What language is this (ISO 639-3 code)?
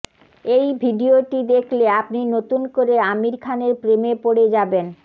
ben